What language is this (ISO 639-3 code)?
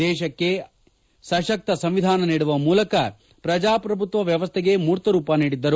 kan